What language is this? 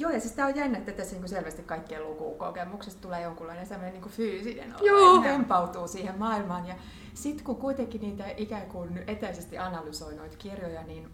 Finnish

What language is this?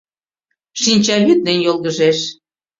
Mari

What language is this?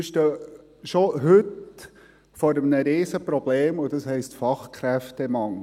Swiss German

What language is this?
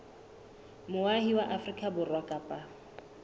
Southern Sotho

